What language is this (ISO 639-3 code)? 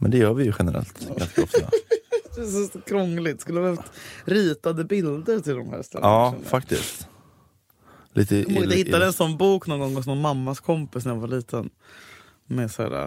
swe